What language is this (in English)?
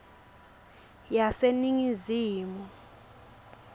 Swati